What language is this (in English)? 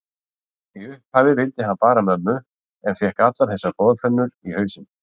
Icelandic